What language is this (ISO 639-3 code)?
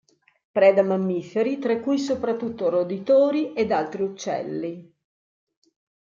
ita